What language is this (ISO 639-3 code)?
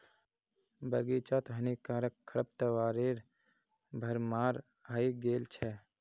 mag